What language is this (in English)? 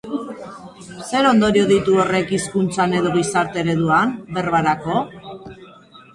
Basque